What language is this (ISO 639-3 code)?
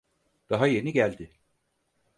tur